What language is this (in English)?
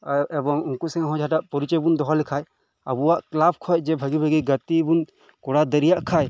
Santali